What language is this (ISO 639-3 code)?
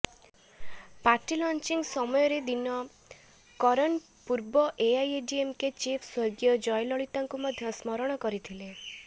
ori